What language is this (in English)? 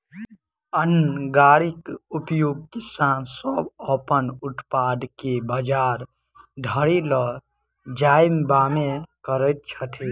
Maithili